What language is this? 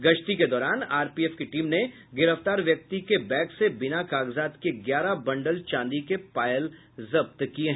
Hindi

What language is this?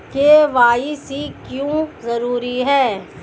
Hindi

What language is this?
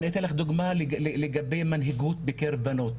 Hebrew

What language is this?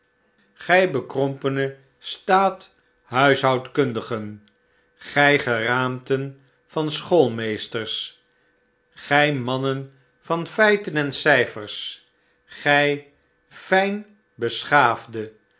Dutch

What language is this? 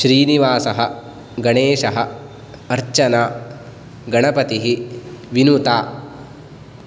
Sanskrit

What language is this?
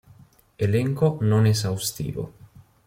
Italian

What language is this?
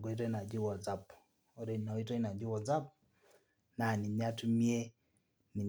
Masai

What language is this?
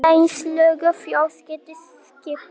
Icelandic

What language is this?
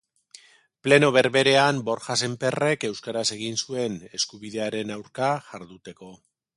Basque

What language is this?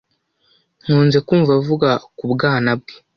Kinyarwanda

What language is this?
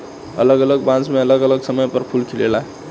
Bhojpuri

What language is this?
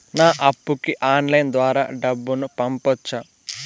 Telugu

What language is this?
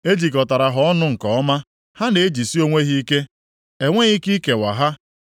Igbo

